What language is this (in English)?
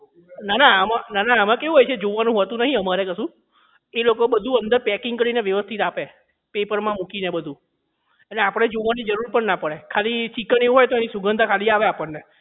Gujarati